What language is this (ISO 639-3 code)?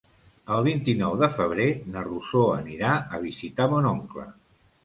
cat